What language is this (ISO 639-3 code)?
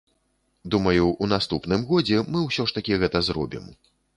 bel